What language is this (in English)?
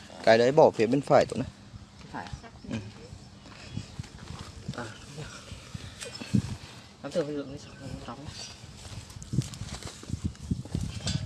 Vietnamese